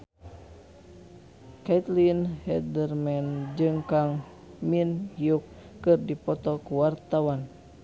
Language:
Sundanese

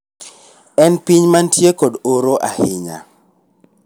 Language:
Luo (Kenya and Tanzania)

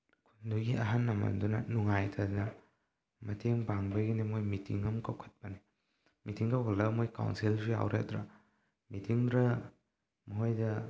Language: Manipuri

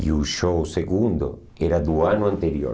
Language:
Portuguese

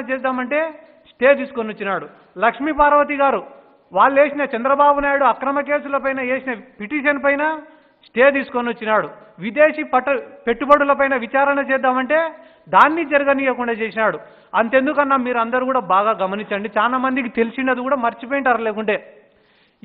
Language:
Romanian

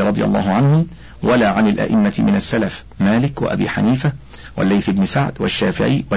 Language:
Arabic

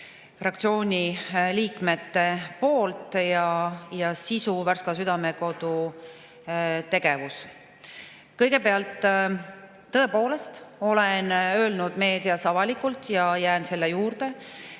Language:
Estonian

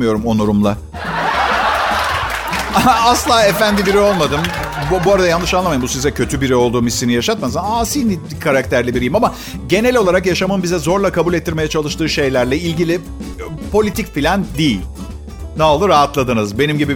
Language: Turkish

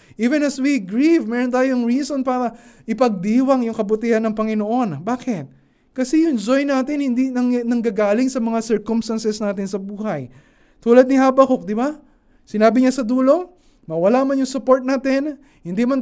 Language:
Filipino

